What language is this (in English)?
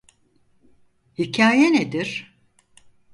Turkish